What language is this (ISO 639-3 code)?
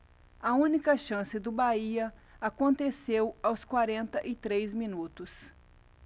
por